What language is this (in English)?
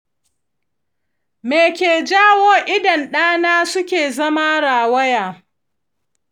Hausa